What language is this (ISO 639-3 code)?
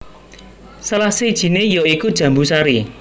jav